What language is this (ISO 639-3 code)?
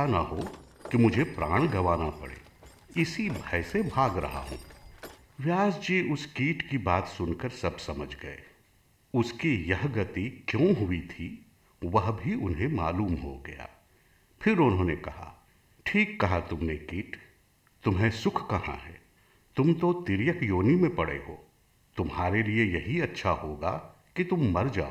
hin